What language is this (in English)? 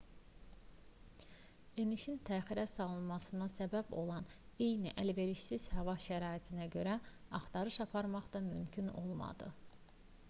Azerbaijani